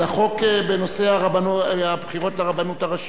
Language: Hebrew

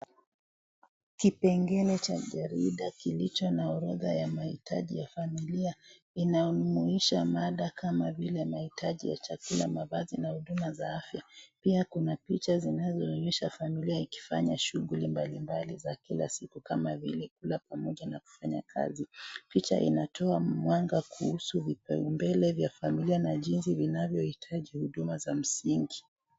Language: Swahili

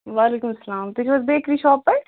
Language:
Kashmiri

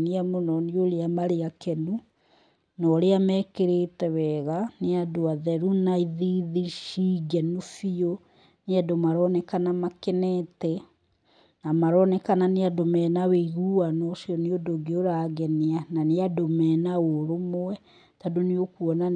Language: Kikuyu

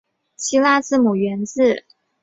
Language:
Chinese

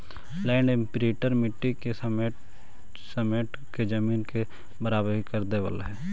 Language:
Magahi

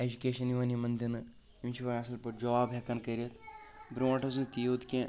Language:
Kashmiri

